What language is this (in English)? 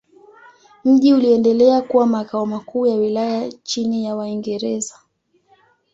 Swahili